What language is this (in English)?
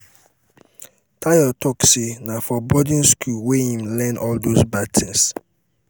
Nigerian Pidgin